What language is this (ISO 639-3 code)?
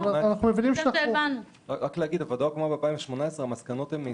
heb